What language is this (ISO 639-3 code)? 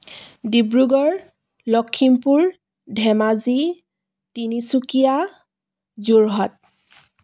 asm